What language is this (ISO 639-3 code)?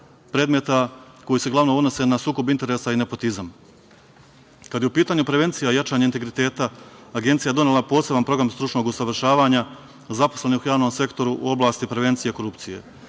srp